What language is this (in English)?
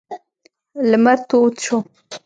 Pashto